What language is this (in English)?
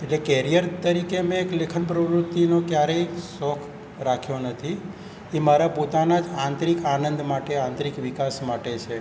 Gujarati